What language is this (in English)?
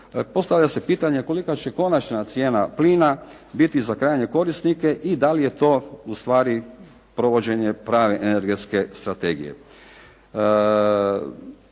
Croatian